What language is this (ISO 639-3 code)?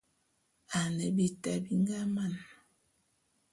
bum